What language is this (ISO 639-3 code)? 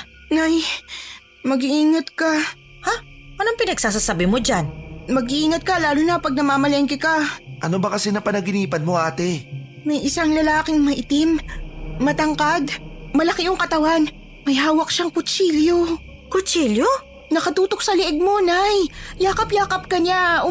fil